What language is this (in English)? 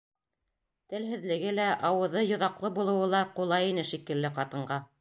Bashkir